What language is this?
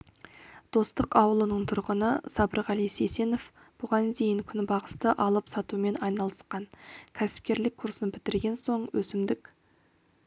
Kazakh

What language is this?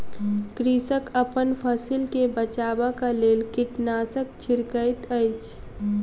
Maithili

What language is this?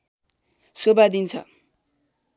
Nepali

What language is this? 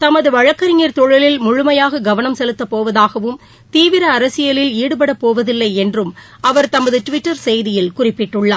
Tamil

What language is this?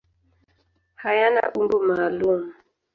Swahili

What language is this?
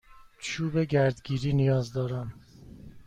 Persian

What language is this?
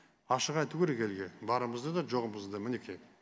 Kazakh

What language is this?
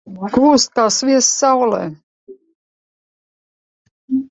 Latvian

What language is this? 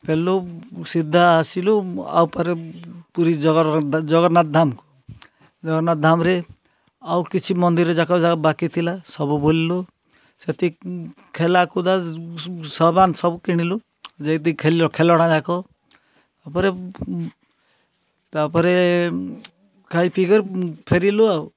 Odia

